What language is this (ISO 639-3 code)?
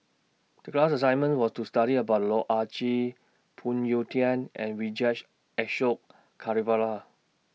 eng